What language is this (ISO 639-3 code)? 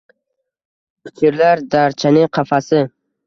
uzb